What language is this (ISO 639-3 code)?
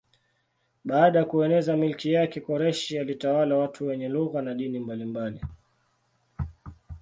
swa